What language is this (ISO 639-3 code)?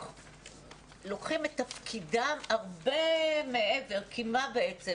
heb